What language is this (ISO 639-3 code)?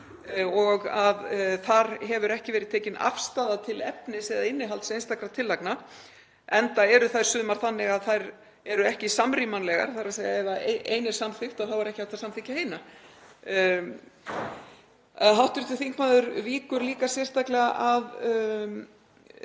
isl